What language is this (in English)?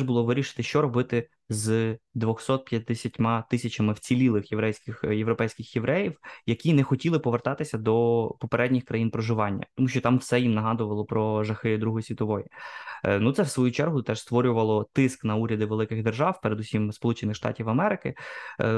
Ukrainian